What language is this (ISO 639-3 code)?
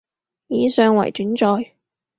yue